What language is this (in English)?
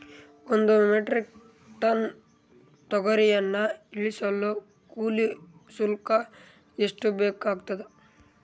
Kannada